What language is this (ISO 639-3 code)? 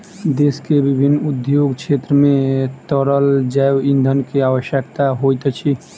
mai